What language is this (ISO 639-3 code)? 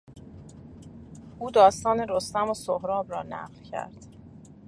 fas